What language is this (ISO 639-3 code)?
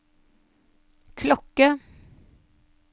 nor